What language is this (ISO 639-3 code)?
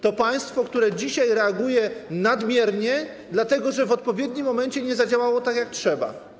pol